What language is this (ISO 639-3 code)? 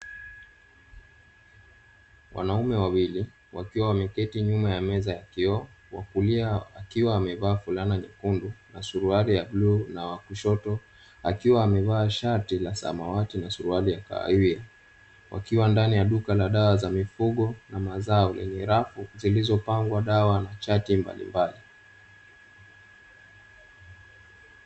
swa